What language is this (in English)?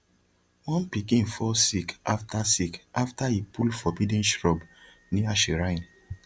Nigerian Pidgin